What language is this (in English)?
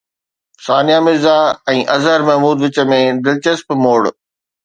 Sindhi